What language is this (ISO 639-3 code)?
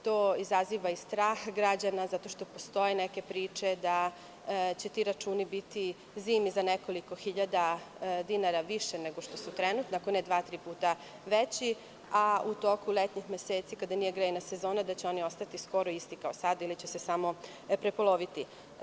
srp